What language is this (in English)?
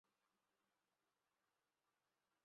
Chinese